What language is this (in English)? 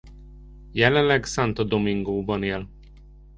Hungarian